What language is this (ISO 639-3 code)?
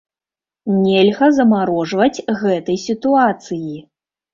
bel